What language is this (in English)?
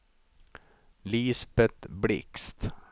Swedish